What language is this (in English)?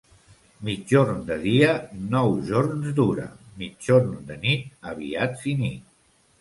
Catalan